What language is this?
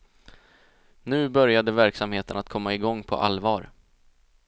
Swedish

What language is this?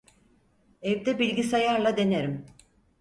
Turkish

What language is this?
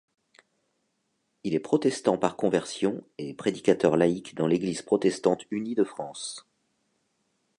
French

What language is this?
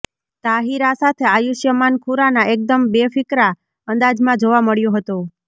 Gujarati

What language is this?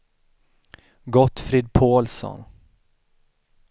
Swedish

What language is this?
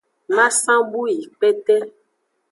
Aja (Benin)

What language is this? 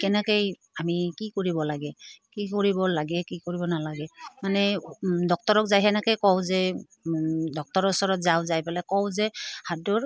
Assamese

